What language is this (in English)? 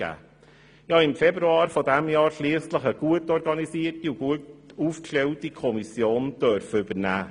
Swiss German